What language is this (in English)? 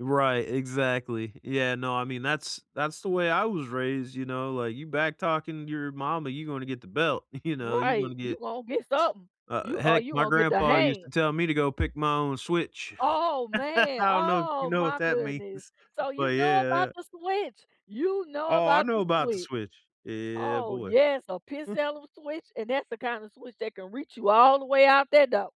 English